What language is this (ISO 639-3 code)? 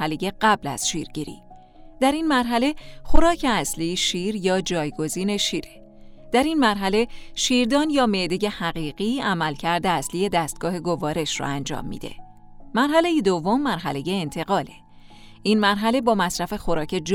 fas